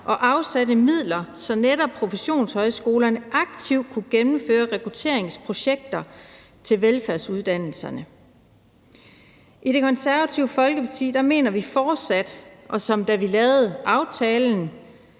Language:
Danish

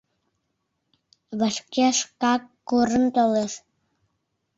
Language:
Mari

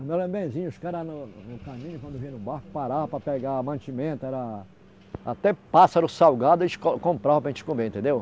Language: Portuguese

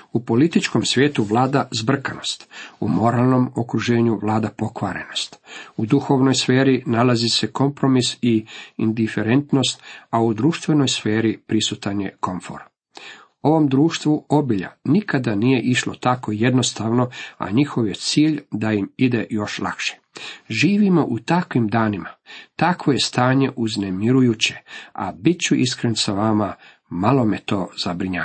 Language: Croatian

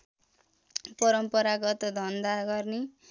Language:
Nepali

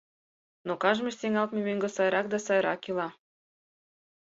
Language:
Mari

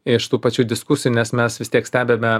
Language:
Lithuanian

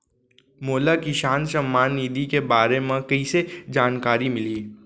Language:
Chhattisgarhi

